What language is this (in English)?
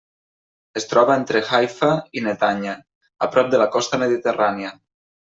Catalan